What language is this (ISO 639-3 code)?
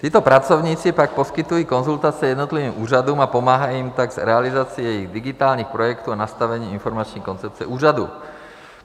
ces